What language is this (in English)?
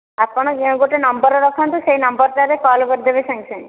Odia